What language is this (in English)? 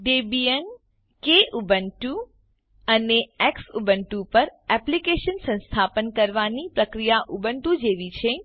Gujarati